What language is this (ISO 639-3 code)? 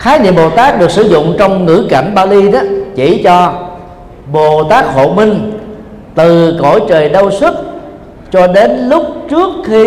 vie